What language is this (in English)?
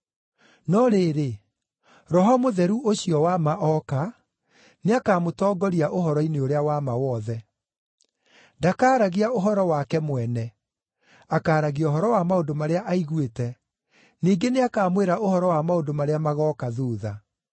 Kikuyu